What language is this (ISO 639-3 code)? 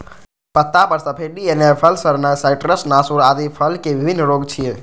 mai